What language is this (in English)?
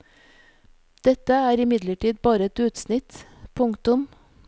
Norwegian